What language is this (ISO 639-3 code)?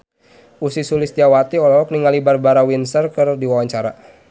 sun